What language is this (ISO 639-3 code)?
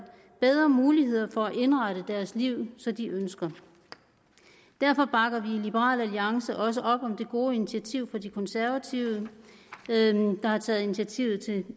dan